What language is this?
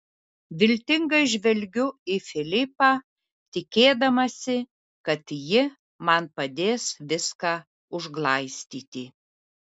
Lithuanian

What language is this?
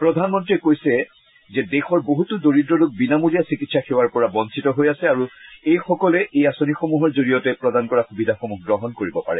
Assamese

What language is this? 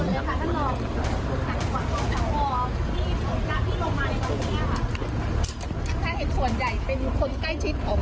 Thai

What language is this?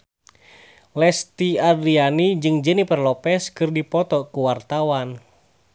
Sundanese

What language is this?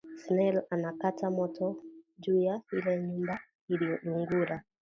Swahili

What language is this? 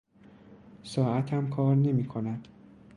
Persian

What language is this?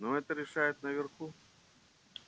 Russian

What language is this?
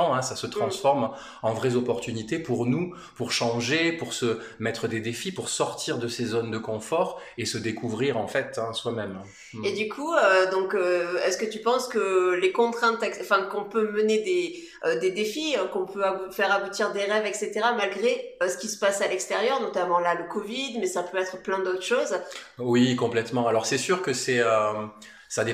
French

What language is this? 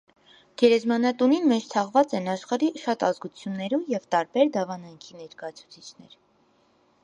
Armenian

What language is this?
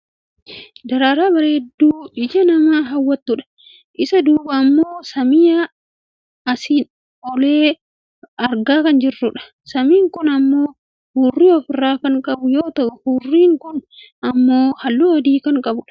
Oromo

